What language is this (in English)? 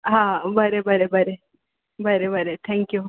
Konkani